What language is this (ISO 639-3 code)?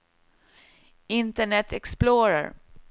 swe